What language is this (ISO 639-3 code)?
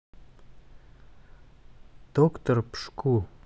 rus